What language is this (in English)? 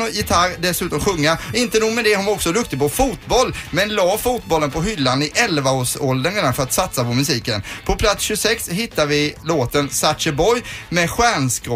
Swedish